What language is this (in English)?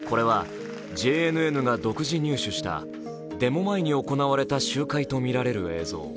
Japanese